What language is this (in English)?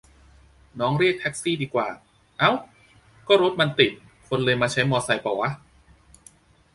Thai